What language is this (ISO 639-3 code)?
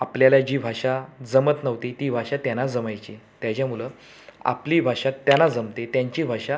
mar